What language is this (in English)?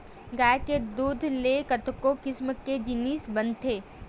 Chhattisgarhi